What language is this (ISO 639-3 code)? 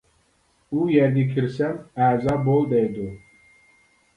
uig